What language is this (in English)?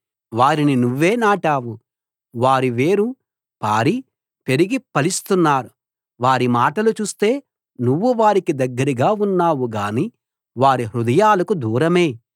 Telugu